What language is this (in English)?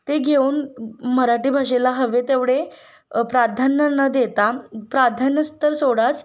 Marathi